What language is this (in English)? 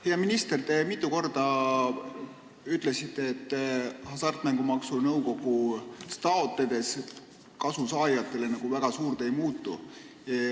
Estonian